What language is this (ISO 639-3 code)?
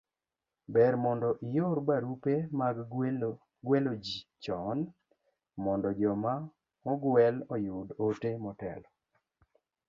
luo